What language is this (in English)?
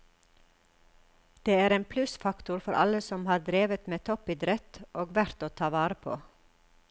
Norwegian